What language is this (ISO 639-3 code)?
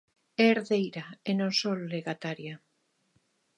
glg